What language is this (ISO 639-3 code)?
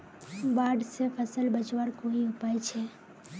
mag